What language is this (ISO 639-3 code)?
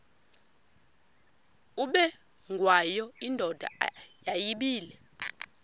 xho